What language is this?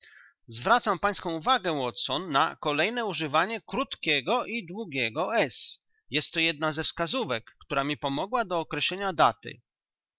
Polish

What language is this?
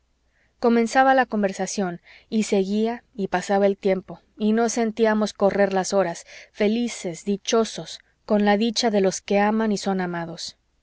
Spanish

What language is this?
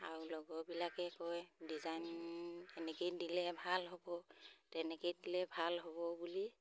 Assamese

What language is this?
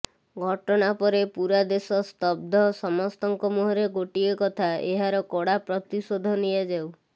Odia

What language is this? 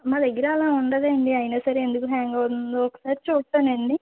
Telugu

